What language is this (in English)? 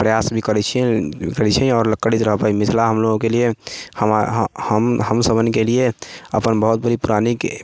Maithili